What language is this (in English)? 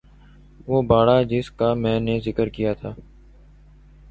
Urdu